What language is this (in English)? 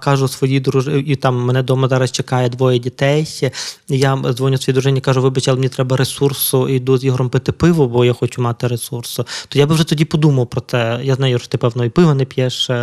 Ukrainian